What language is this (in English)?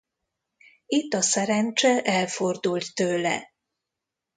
Hungarian